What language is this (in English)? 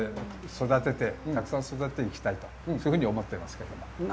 Japanese